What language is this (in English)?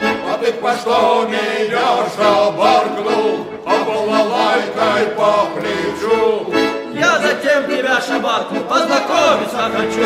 Russian